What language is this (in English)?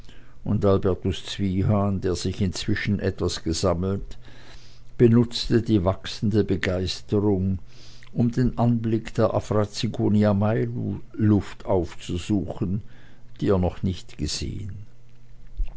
German